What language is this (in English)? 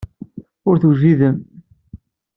Kabyle